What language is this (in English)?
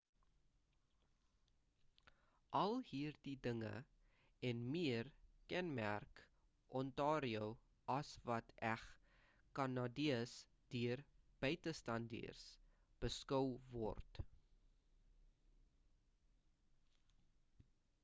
Afrikaans